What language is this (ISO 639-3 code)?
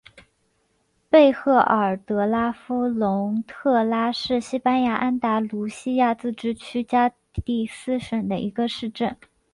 zho